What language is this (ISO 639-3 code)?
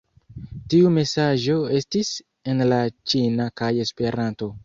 epo